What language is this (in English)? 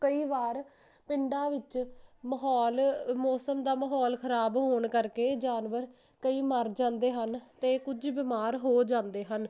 Punjabi